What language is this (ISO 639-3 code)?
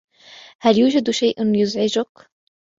ara